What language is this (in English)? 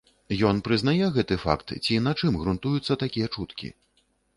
Belarusian